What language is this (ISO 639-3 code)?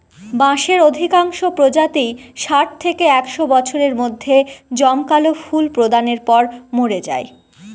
ben